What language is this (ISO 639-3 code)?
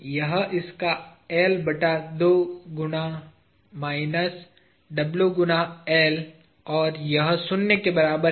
hin